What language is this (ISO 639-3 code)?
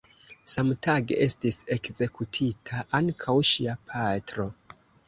epo